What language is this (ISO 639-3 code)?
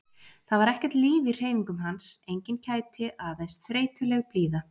isl